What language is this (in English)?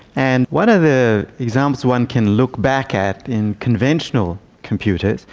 English